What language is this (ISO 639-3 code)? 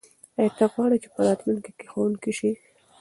pus